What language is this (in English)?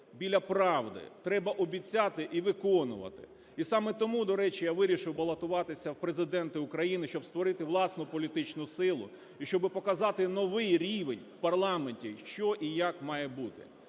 Ukrainian